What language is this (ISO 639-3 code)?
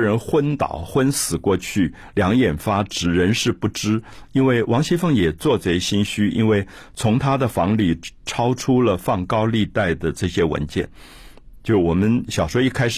zho